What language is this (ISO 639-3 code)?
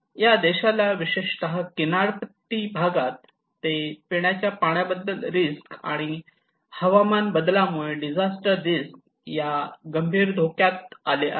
mar